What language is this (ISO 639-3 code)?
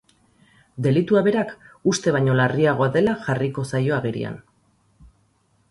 eus